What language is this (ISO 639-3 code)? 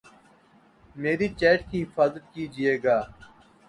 urd